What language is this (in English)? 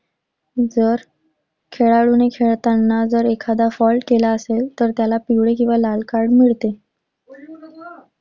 Marathi